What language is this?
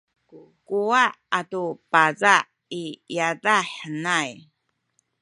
Sakizaya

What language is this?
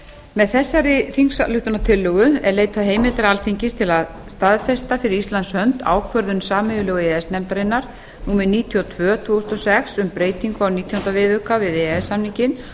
Icelandic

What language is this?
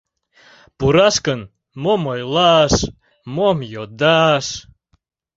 Mari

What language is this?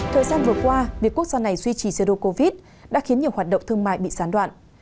Vietnamese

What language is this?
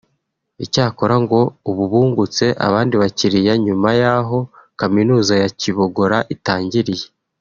Kinyarwanda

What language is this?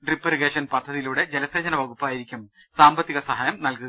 Malayalam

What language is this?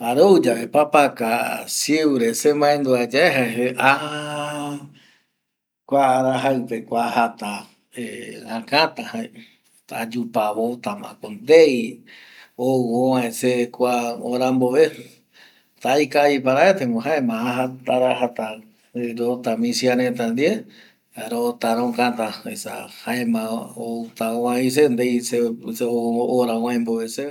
Eastern Bolivian Guaraní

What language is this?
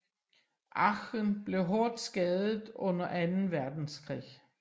Danish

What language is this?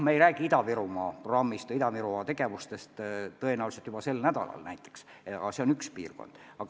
Estonian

